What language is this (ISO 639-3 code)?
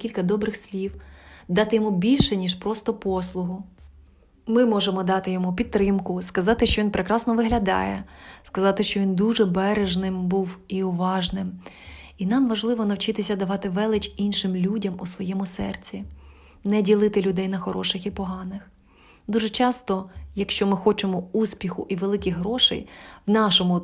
ukr